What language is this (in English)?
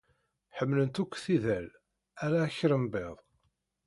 Kabyle